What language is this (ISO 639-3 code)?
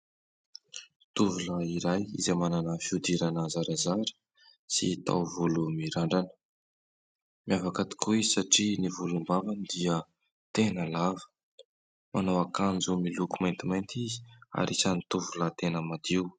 mlg